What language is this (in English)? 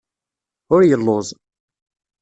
Kabyle